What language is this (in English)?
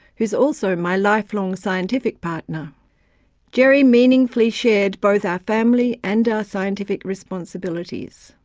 English